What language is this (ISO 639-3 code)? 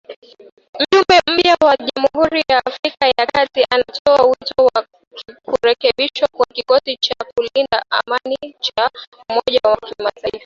swa